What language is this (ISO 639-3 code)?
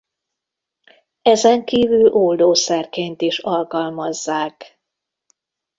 hun